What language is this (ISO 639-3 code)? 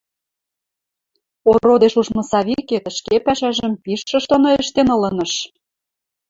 mrj